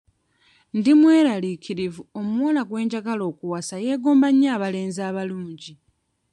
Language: Ganda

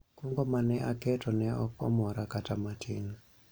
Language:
Luo (Kenya and Tanzania)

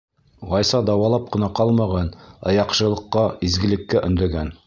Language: Bashkir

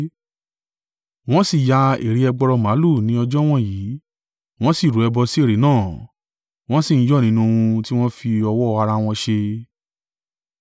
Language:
Yoruba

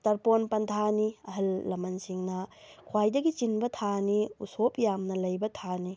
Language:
Manipuri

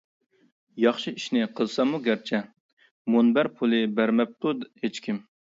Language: Uyghur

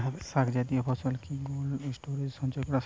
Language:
Bangla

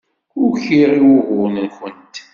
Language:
Kabyle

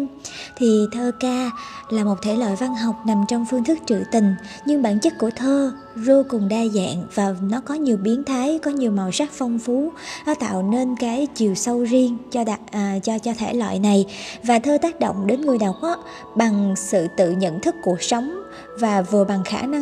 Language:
Vietnamese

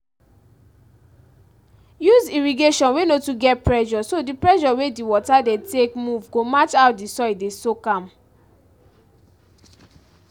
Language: Nigerian Pidgin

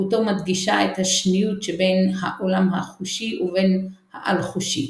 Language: Hebrew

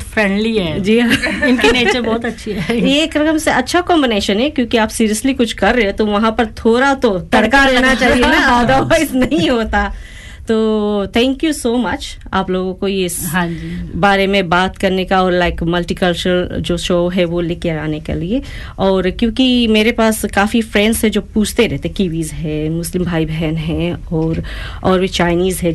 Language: Hindi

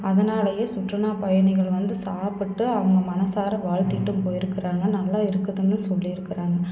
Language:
Tamil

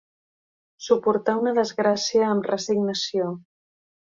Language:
Catalan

